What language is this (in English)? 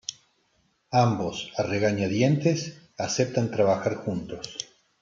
Spanish